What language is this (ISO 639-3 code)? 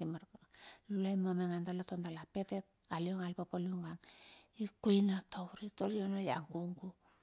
bxf